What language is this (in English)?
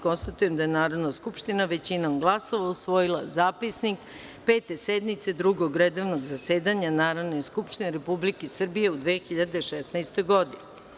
Serbian